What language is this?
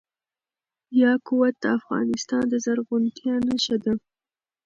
Pashto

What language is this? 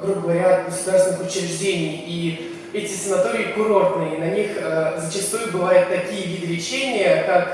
Russian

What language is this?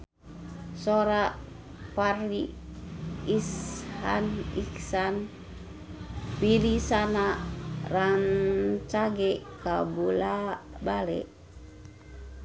Sundanese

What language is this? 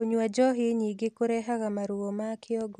Kikuyu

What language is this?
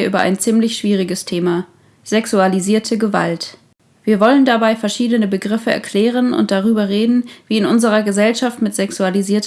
German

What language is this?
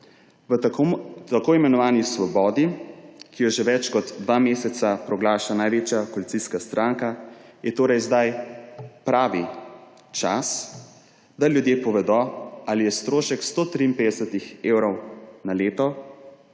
Slovenian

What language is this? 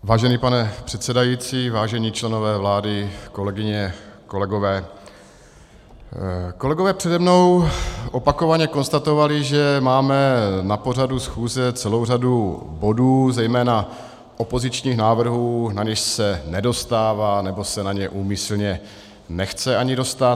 Czech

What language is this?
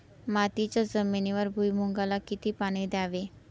Marathi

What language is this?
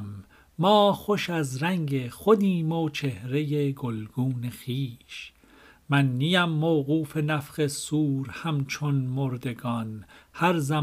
Persian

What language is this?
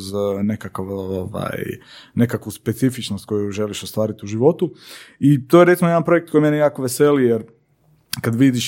Croatian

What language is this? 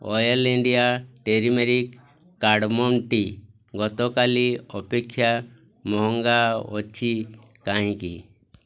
Odia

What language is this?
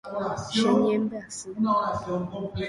Guarani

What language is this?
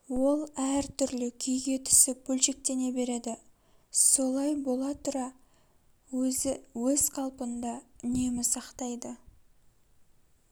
Kazakh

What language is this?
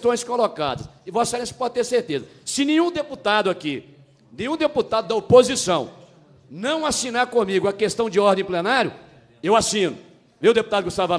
Portuguese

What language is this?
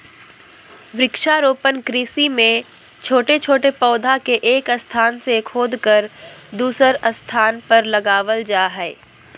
Magahi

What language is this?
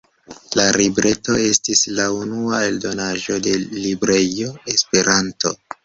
Esperanto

